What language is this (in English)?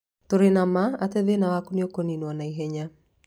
Kikuyu